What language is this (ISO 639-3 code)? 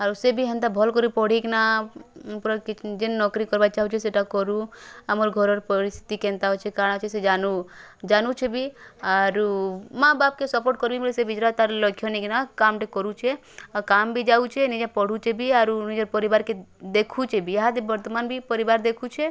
ori